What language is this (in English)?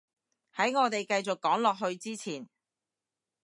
Cantonese